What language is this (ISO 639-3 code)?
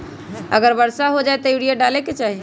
mag